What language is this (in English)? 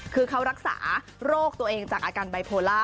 Thai